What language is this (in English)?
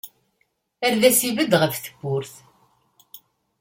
Kabyle